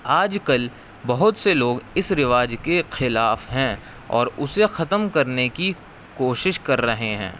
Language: Urdu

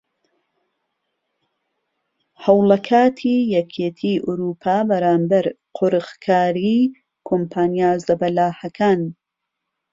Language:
Central Kurdish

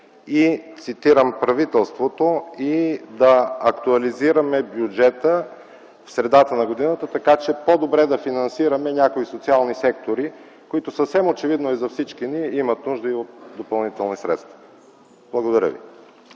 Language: Bulgarian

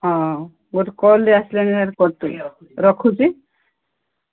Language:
Odia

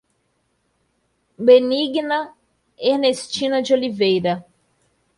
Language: Portuguese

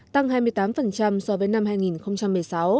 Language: Vietnamese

